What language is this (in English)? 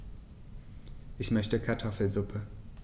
German